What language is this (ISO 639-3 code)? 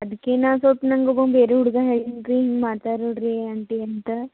kan